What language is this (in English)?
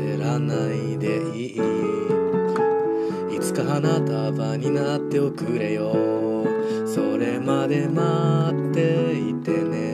Japanese